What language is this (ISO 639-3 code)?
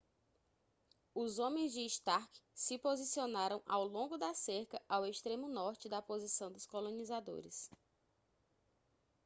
por